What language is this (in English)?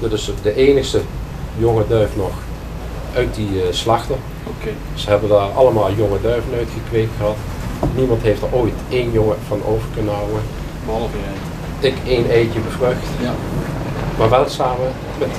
Dutch